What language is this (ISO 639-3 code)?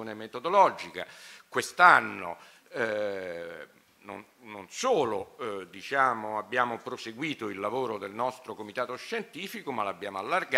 ita